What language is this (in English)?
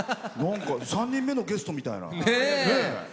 Japanese